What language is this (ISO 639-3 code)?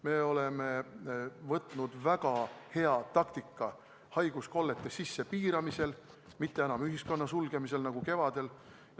est